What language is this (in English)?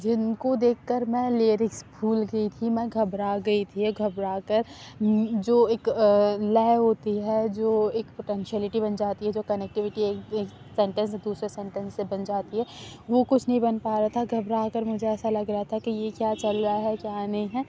Urdu